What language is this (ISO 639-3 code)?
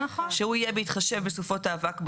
heb